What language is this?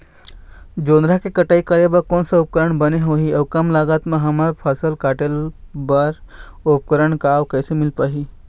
Chhattisgarhi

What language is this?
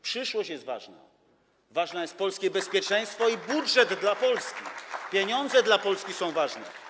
Polish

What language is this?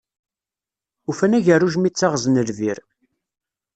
Kabyle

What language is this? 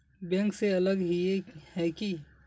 Magahi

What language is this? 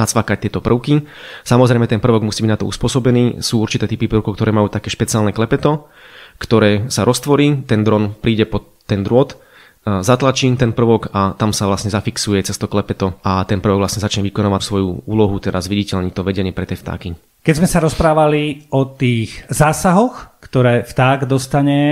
Slovak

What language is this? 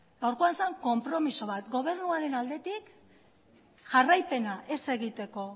Basque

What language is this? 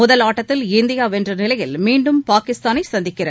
Tamil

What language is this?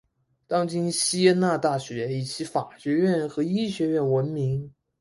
Chinese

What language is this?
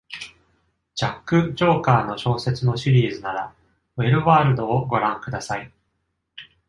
Japanese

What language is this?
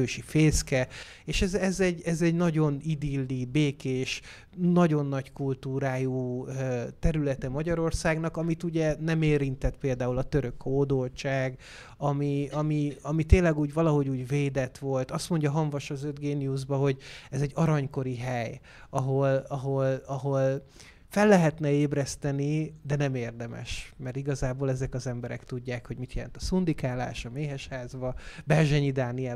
Hungarian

